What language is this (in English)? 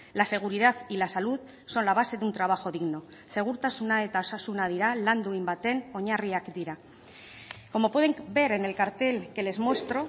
Spanish